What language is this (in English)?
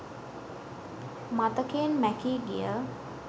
Sinhala